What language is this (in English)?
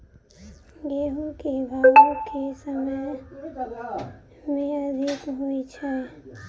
Maithili